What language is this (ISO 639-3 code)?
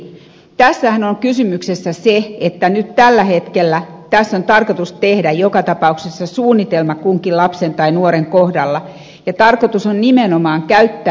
fin